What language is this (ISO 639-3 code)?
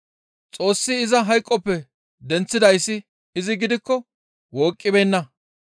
gmv